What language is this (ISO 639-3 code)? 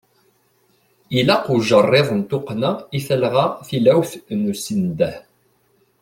kab